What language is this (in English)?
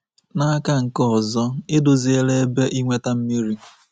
Igbo